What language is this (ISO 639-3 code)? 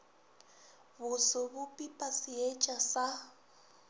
nso